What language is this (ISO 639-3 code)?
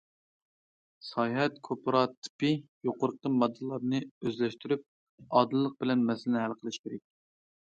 uig